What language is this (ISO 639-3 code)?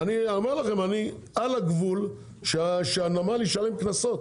heb